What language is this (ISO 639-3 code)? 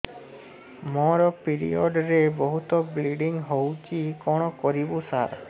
ori